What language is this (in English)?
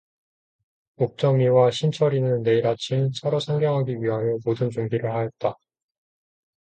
Korean